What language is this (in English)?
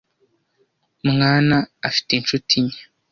Kinyarwanda